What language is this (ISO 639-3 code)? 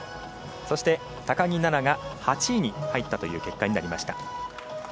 jpn